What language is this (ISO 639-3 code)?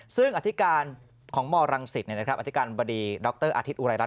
tha